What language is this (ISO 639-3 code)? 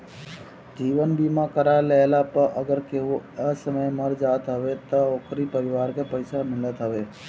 bho